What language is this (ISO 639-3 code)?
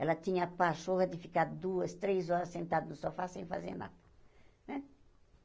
por